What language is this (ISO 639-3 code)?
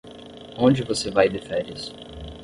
por